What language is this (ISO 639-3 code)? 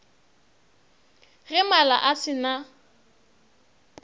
nso